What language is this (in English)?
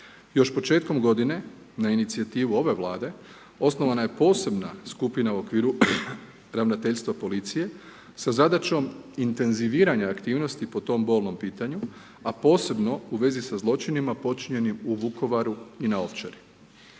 Croatian